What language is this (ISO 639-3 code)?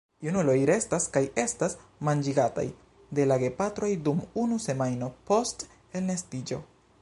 epo